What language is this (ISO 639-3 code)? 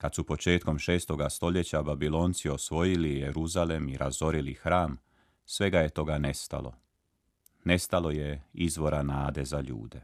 hrv